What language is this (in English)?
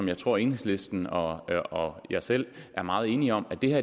Danish